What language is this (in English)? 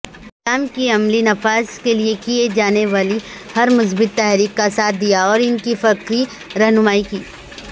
Urdu